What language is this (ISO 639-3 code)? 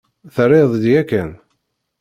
kab